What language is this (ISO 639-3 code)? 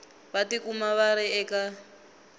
tso